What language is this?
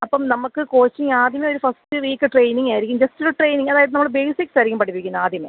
Malayalam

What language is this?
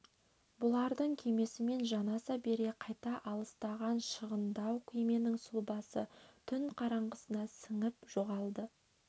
Kazakh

